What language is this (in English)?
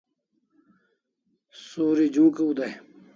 Kalasha